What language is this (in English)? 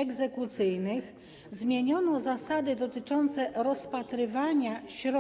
Polish